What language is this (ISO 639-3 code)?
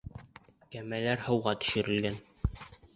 bak